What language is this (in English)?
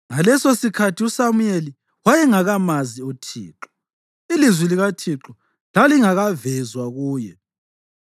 North Ndebele